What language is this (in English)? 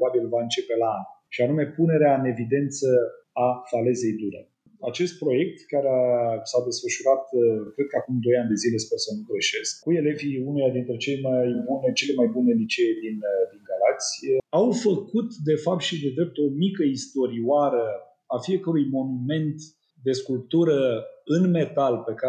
Romanian